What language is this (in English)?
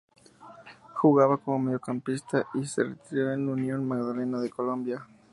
Spanish